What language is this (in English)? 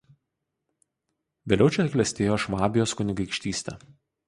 Lithuanian